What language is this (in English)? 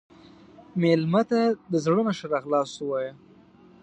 Pashto